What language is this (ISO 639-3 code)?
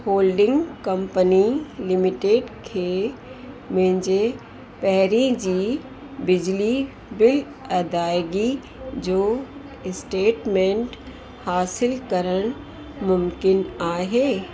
snd